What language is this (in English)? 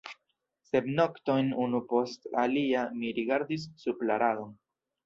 Esperanto